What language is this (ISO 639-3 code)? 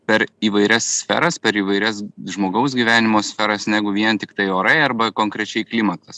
lit